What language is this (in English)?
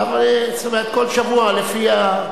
Hebrew